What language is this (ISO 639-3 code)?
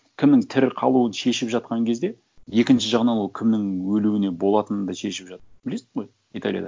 kaz